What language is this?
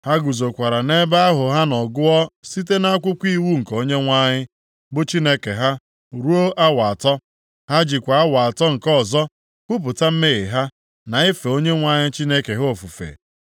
Igbo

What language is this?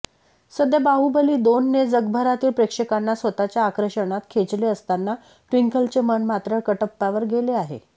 Marathi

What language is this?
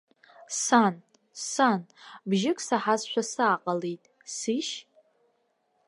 Abkhazian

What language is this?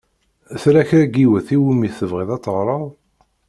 Kabyle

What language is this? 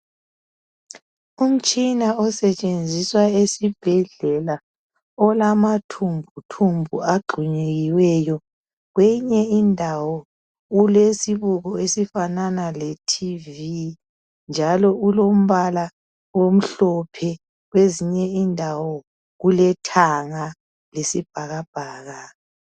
North Ndebele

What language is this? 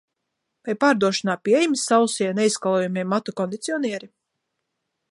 Latvian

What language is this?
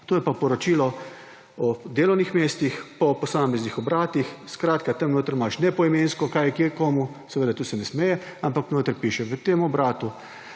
Slovenian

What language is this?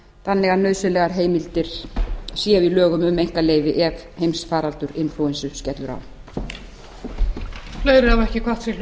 Icelandic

